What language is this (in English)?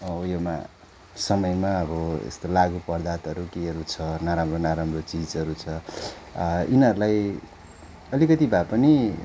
Nepali